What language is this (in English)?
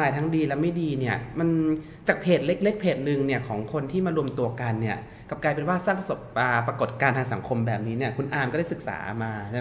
Thai